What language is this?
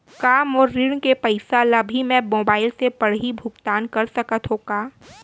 Chhattisgarhi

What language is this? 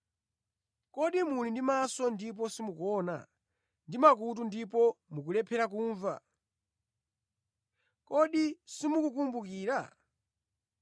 Nyanja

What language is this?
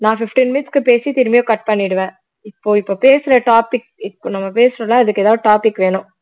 Tamil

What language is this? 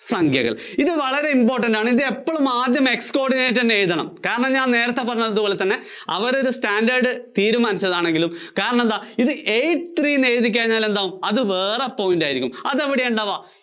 Malayalam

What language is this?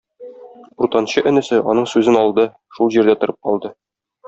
Tatar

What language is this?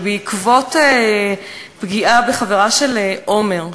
Hebrew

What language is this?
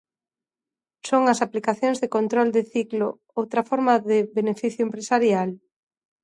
Galician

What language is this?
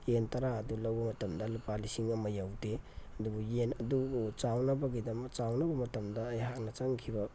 Manipuri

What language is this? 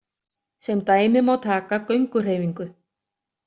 Icelandic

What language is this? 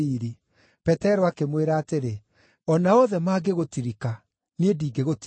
Kikuyu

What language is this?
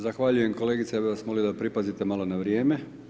Croatian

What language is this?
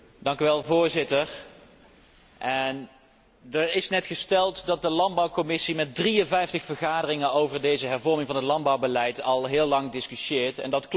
Dutch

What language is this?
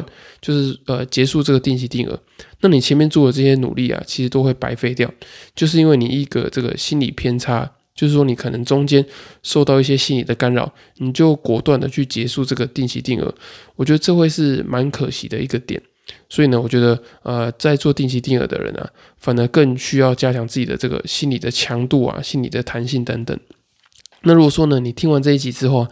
Chinese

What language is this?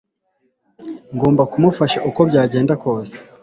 Kinyarwanda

